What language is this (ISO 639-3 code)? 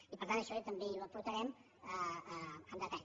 cat